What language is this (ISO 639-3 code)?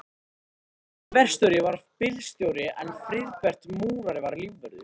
isl